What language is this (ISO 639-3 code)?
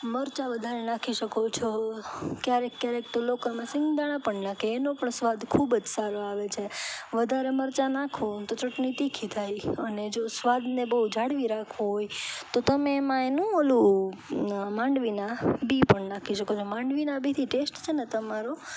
guj